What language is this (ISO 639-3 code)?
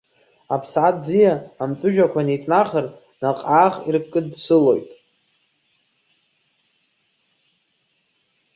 abk